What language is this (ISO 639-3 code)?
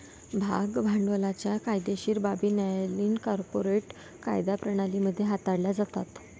mar